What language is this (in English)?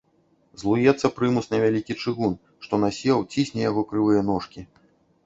Belarusian